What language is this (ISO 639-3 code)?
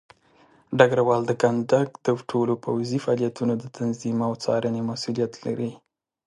pus